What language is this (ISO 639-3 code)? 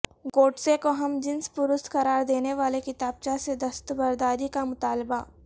urd